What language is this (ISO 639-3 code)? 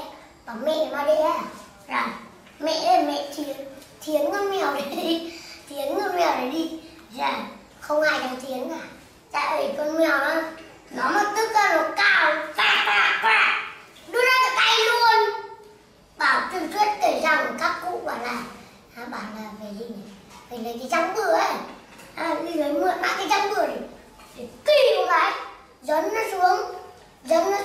vie